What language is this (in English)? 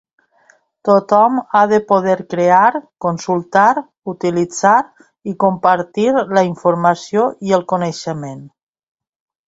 Catalan